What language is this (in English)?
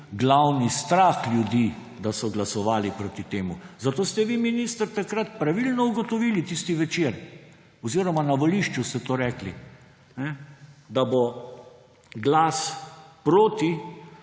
Slovenian